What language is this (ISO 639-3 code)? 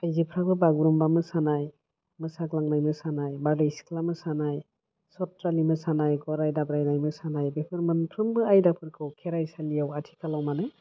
brx